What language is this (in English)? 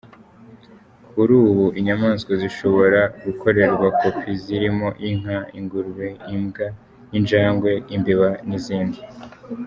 Kinyarwanda